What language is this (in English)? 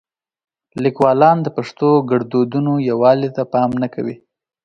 Pashto